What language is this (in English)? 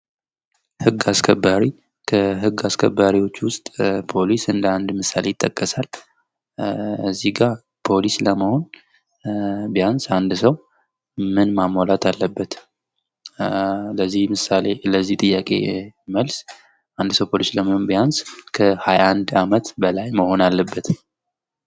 Amharic